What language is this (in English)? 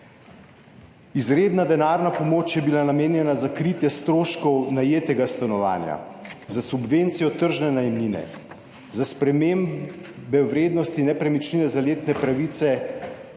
Slovenian